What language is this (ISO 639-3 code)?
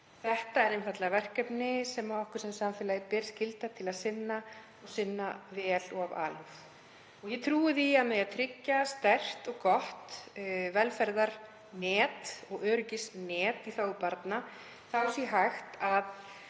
isl